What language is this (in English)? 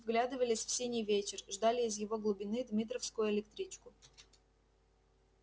Russian